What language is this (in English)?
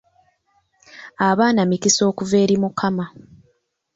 Ganda